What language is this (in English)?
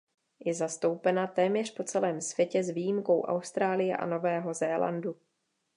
Czech